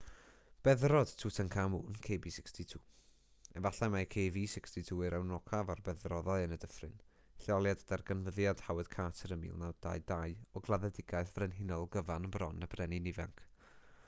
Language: Welsh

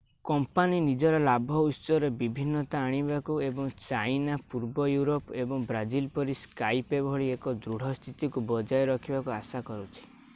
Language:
Odia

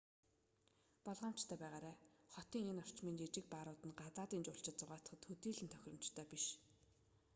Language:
Mongolian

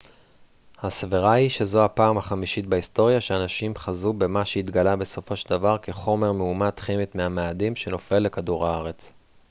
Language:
Hebrew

